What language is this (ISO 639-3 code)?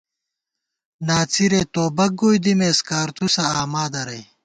gwt